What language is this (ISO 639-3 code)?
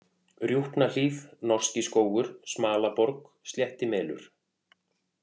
isl